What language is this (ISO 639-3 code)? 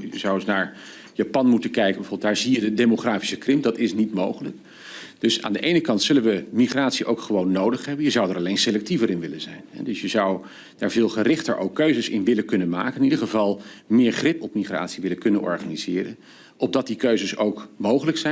nld